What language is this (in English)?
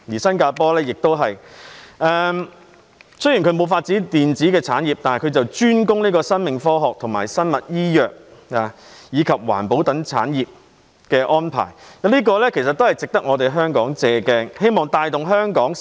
Cantonese